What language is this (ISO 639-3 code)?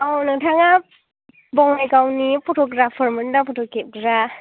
brx